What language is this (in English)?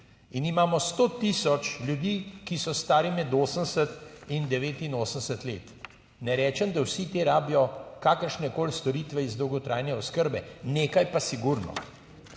Slovenian